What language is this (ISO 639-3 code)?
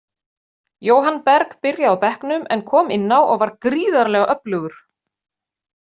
isl